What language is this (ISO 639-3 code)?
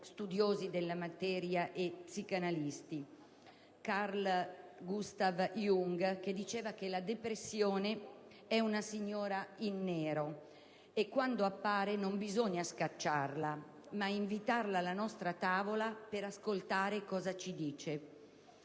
ita